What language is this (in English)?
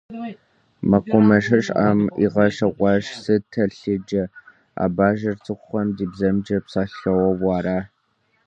Kabardian